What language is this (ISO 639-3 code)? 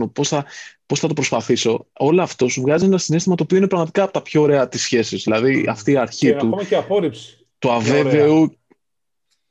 ell